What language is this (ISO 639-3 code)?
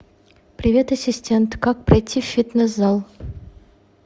rus